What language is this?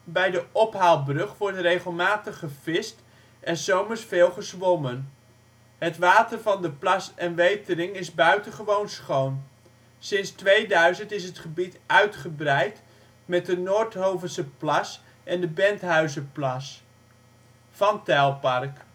Dutch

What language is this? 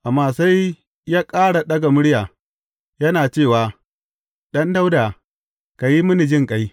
Hausa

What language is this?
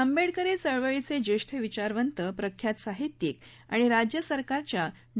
Marathi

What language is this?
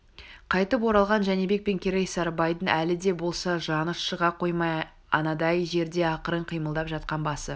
Kazakh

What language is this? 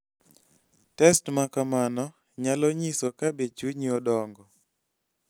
Luo (Kenya and Tanzania)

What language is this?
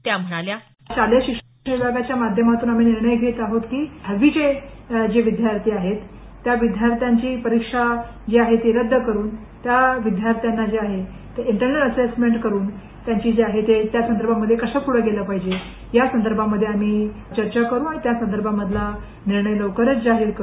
Marathi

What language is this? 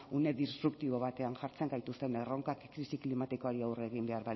Basque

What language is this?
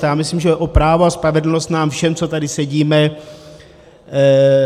Czech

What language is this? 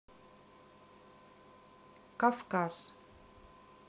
Russian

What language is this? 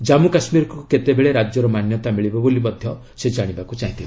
Odia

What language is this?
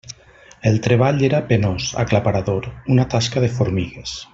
Catalan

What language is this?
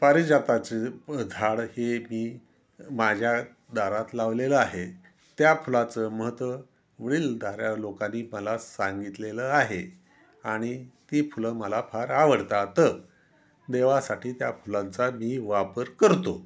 Marathi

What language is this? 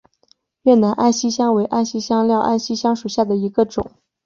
Chinese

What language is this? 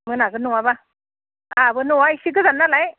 Bodo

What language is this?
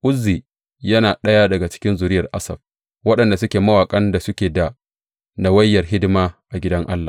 Hausa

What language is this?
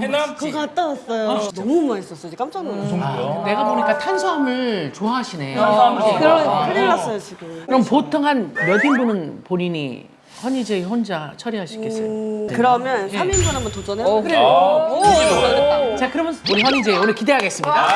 Korean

